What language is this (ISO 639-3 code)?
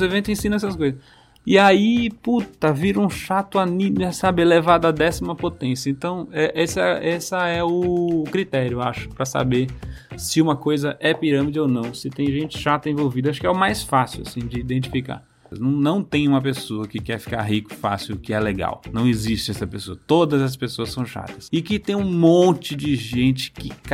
por